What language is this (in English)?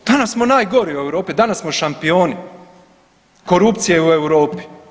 Croatian